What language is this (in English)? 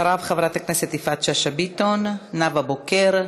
Hebrew